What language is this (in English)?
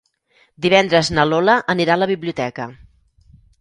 Catalan